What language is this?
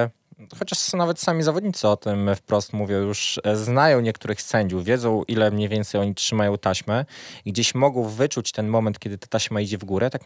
Polish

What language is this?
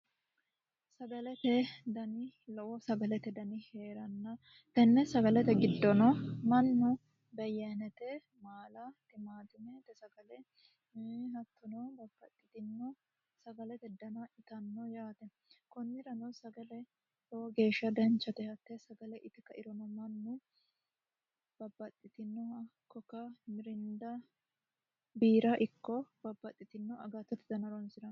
Sidamo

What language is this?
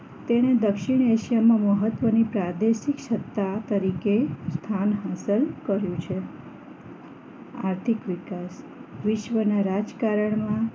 Gujarati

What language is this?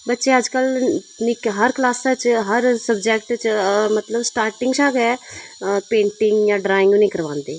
Dogri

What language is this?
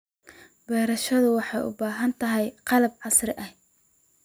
Somali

